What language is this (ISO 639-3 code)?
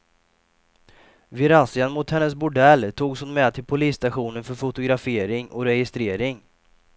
swe